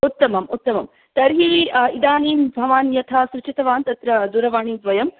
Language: Sanskrit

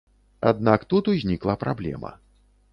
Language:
Belarusian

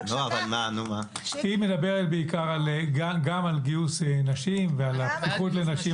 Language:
Hebrew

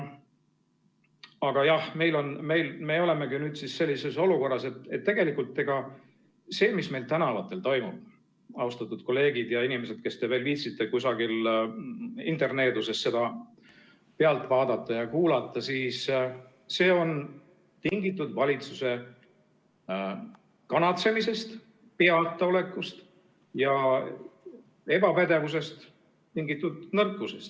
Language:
Estonian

